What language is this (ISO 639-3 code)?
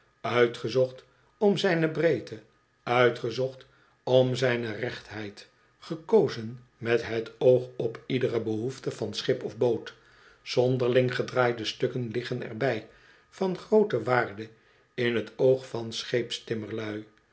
nld